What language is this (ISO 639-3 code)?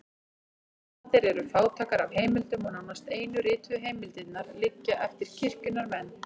isl